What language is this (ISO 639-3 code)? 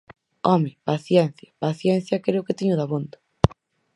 glg